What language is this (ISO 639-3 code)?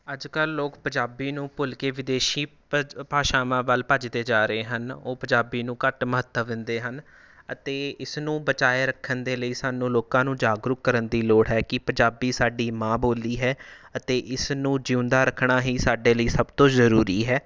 pan